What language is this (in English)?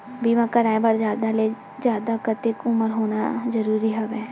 Chhattisgarhi